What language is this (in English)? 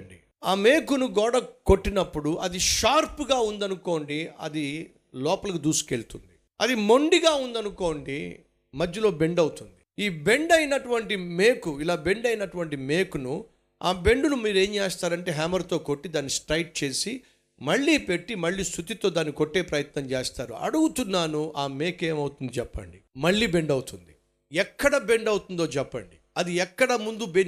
Telugu